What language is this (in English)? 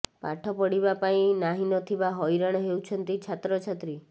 Odia